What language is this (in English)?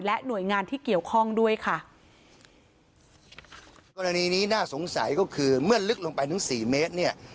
Thai